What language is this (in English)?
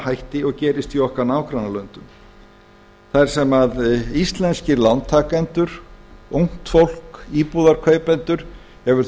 Icelandic